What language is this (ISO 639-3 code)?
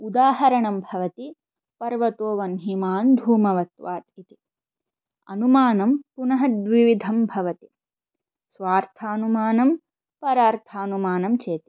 san